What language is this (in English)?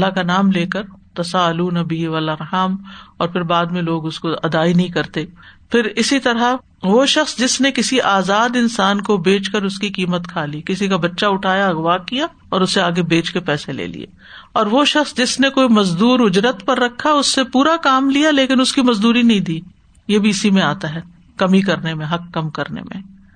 Urdu